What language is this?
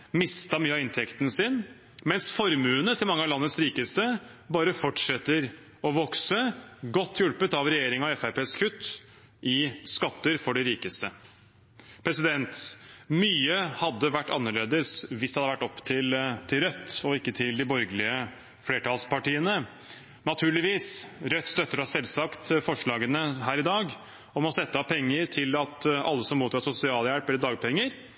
Norwegian Bokmål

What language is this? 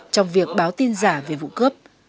Vietnamese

